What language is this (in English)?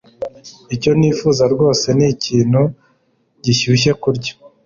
Kinyarwanda